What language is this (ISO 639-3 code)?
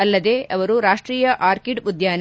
kan